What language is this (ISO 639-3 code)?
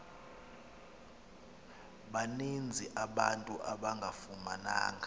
xho